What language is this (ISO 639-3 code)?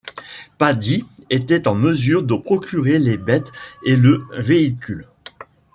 fra